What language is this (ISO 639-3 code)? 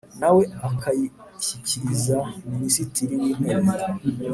kin